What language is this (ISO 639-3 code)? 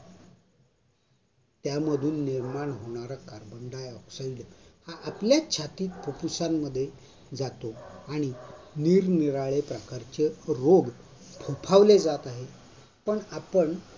mar